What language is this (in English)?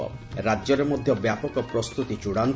Odia